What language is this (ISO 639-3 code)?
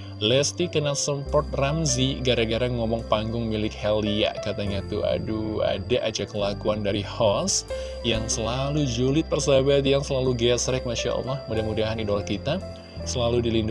ind